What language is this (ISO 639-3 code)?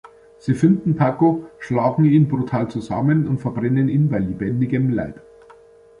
deu